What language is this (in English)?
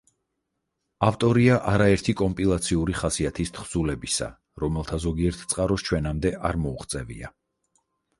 Georgian